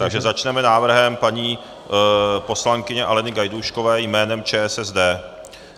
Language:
Czech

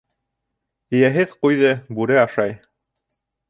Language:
Bashkir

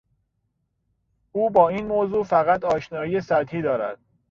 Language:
Persian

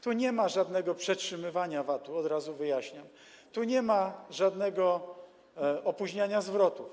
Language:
Polish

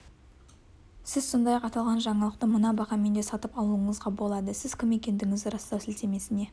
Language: Kazakh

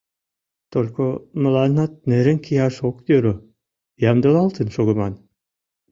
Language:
Mari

